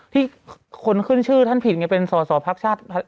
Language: Thai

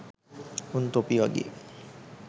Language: Sinhala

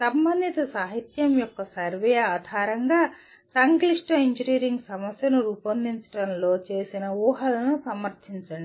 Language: Telugu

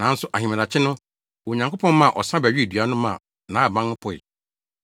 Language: Akan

